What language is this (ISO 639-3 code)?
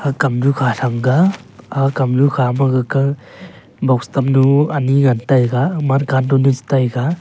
nnp